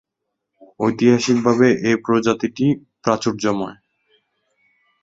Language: Bangla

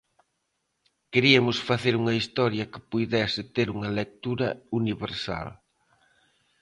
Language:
Galician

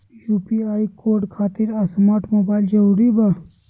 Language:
Magahi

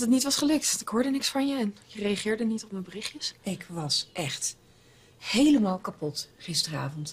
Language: Dutch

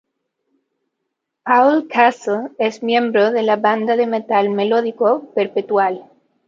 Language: Spanish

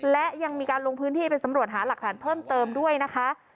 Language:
Thai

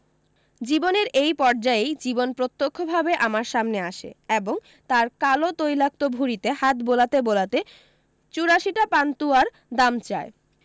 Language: Bangla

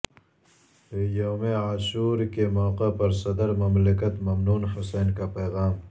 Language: Urdu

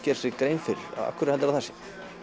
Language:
Icelandic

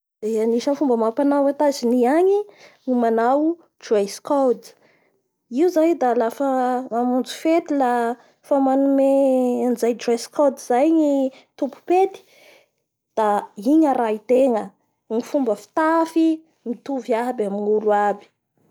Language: Bara Malagasy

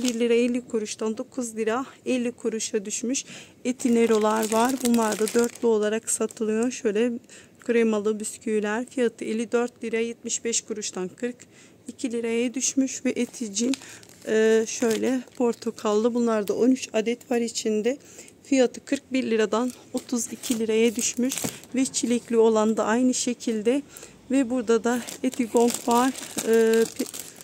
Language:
Turkish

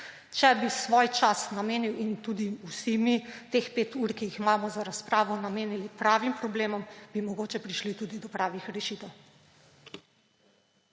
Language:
Slovenian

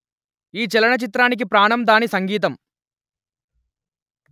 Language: Telugu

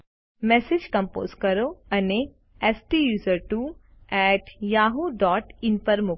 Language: Gujarati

